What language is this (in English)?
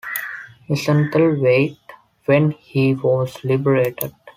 English